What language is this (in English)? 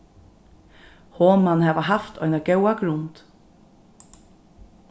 Faroese